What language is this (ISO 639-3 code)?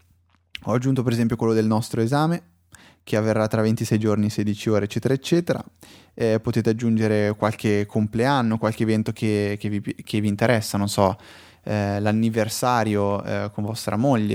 ita